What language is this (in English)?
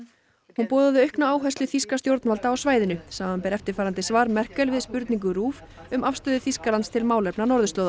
Icelandic